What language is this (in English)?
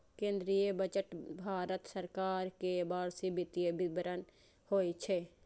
Maithili